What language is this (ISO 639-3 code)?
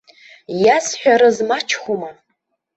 abk